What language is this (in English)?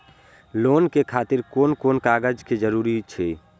Maithili